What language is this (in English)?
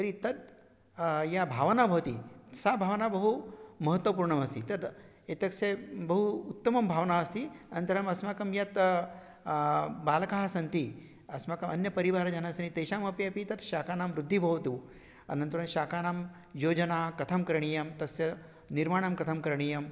Sanskrit